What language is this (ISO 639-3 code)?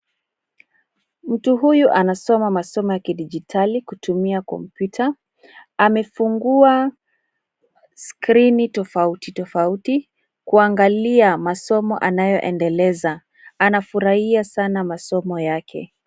swa